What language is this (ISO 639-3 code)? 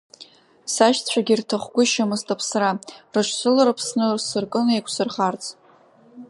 abk